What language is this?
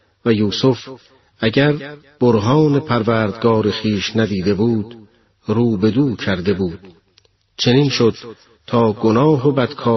Persian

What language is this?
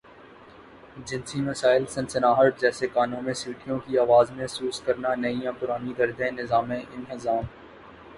Urdu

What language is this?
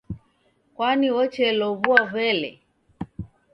Taita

